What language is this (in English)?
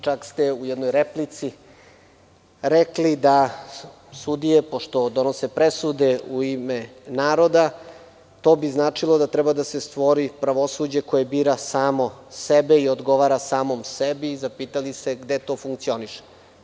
Serbian